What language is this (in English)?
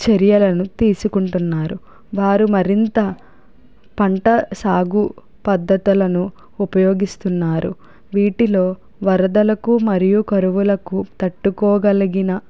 Telugu